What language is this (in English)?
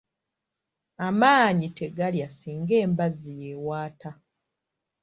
Ganda